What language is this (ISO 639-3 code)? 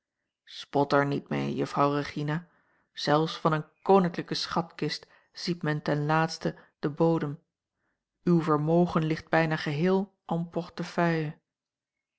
nld